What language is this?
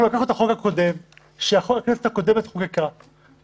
Hebrew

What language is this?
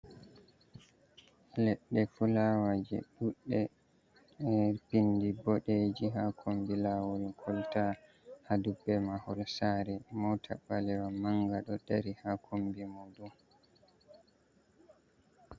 Fula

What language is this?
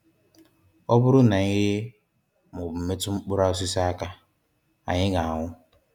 Igbo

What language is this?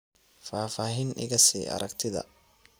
Somali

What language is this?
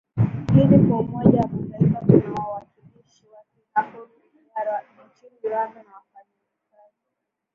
Swahili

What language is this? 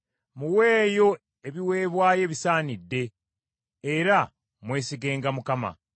Ganda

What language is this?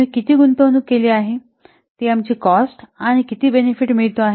Marathi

